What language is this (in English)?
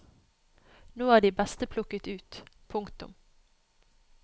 Norwegian